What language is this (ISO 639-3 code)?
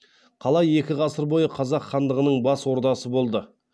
kaz